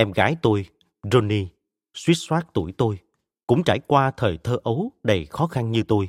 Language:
Vietnamese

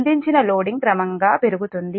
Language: Telugu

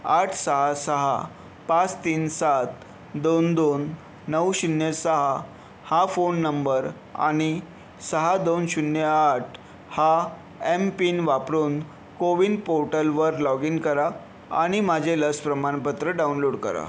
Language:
Marathi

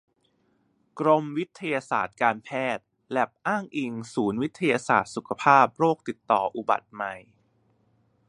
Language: Thai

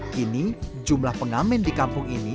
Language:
Indonesian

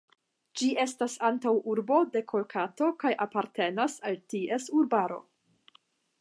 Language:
Esperanto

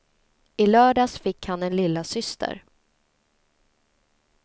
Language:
Swedish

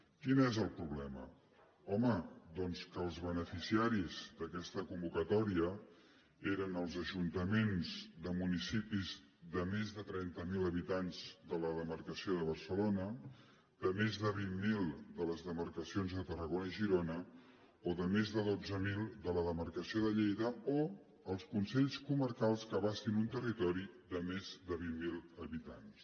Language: Catalan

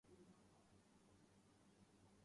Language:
Urdu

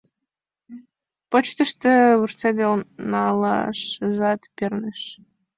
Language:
Mari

